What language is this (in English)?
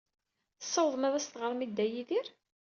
Kabyle